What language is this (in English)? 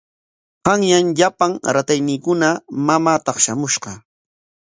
Corongo Ancash Quechua